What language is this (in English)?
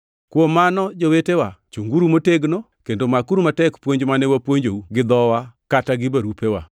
Luo (Kenya and Tanzania)